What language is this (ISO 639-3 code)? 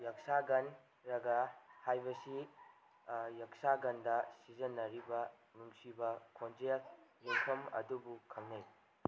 mni